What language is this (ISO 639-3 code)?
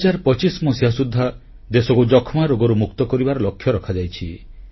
ori